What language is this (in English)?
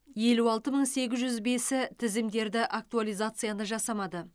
Kazakh